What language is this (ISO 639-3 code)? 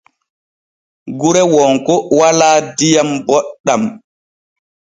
fue